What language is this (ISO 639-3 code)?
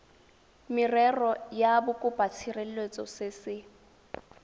tsn